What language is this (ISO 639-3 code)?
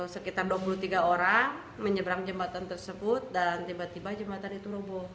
ind